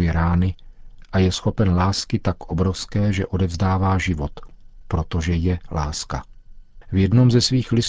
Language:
Czech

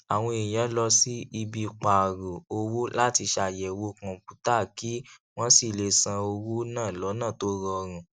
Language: Yoruba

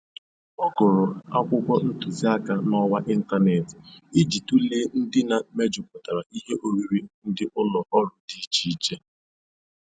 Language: Igbo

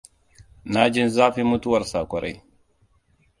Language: Hausa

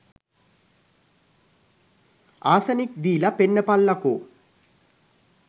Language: Sinhala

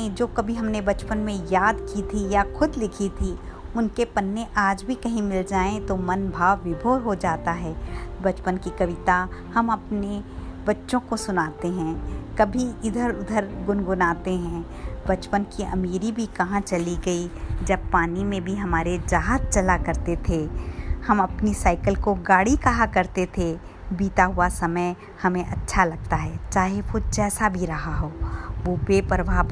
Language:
Hindi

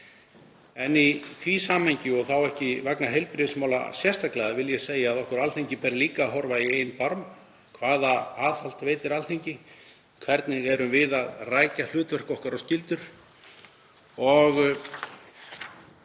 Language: Icelandic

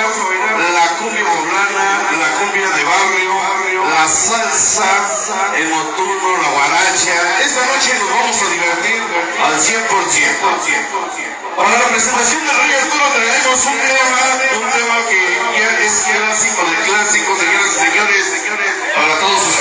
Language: Spanish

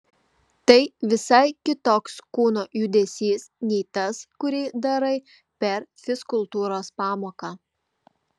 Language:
Lithuanian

